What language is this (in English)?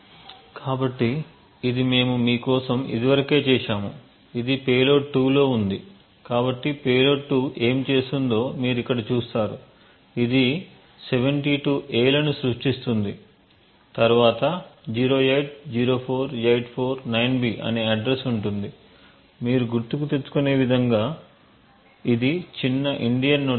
Telugu